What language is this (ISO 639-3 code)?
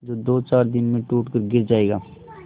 hin